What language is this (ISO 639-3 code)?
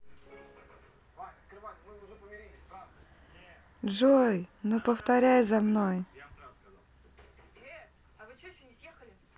rus